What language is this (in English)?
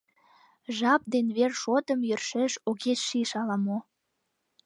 Mari